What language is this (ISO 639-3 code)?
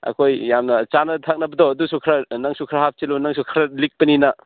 mni